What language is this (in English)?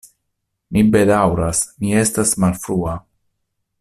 Esperanto